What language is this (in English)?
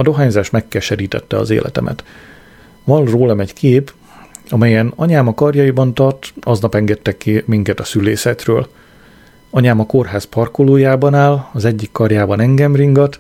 Hungarian